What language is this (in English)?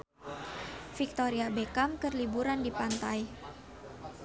Sundanese